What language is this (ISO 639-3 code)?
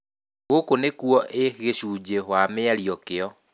kik